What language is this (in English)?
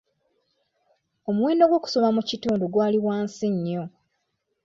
Ganda